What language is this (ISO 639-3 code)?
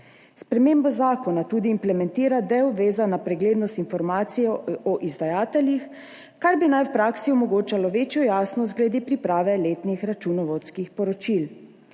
slv